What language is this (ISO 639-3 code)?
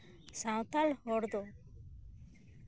sat